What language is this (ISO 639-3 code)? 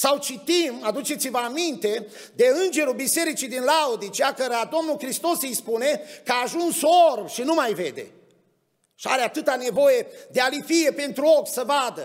ron